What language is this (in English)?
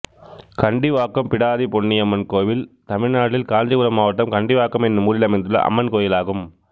Tamil